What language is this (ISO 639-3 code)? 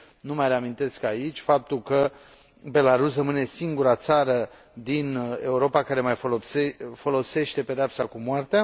ron